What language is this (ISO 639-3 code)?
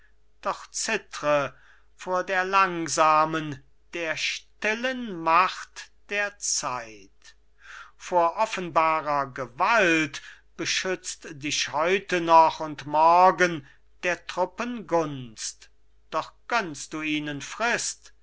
deu